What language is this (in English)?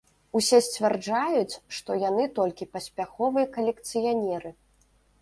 Belarusian